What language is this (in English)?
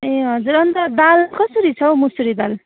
Nepali